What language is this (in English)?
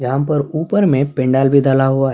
Urdu